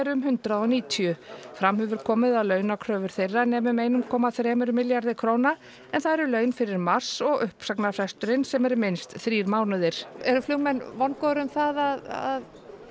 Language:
Icelandic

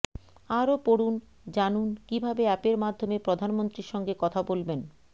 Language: Bangla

